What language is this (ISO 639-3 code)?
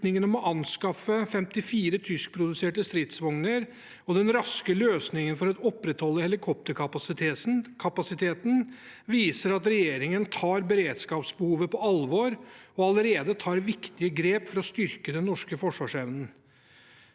nor